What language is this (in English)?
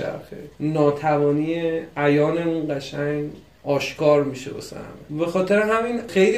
Persian